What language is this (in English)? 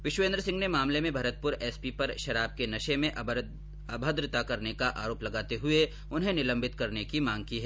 Hindi